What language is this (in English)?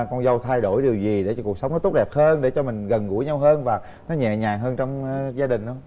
Vietnamese